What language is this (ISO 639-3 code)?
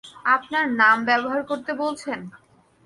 ben